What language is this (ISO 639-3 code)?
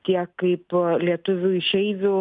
lit